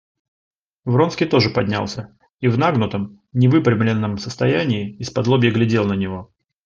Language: Russian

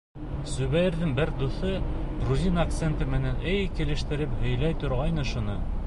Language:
Bashkir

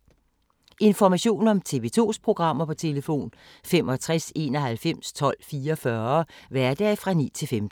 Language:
Danish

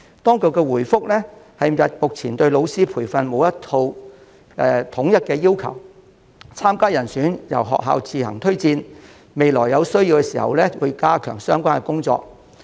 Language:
Cantonese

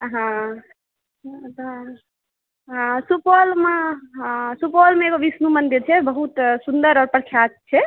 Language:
Maithili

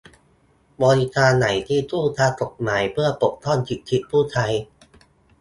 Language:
Thai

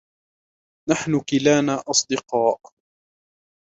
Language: Arabic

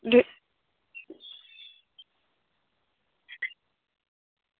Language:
Santali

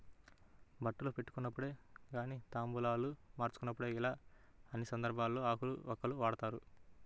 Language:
Telugu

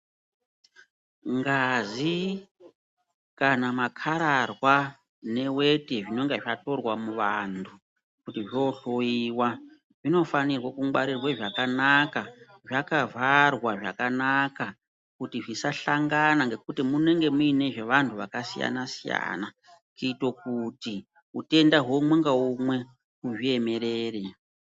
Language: Ndau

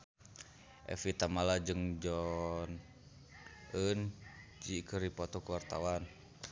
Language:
Sundanese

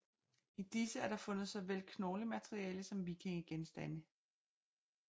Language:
Danish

